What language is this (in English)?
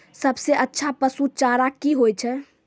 Maithili